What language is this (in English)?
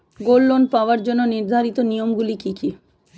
Bangla